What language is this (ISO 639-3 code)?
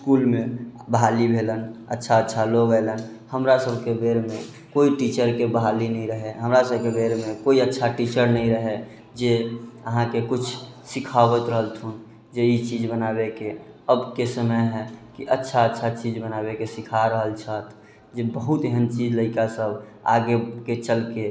mai